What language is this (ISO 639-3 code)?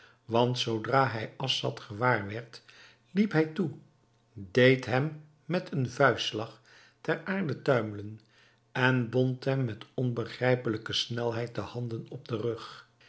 nld